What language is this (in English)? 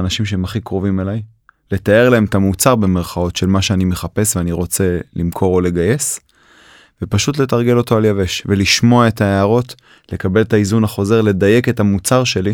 Hebrew